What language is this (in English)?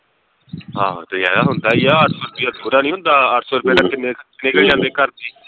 Punjabi